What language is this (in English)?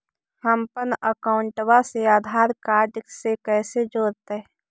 Magahi